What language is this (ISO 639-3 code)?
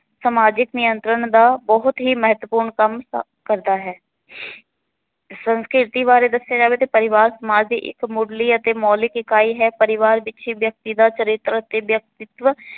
pan